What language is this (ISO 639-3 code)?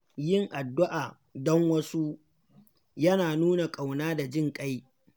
hau